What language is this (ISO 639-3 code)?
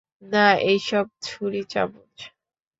ben